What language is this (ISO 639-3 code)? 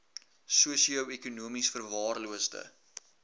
afr